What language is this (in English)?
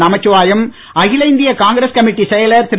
Tamil